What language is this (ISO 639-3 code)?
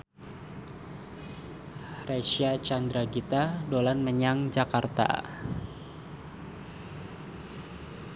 jav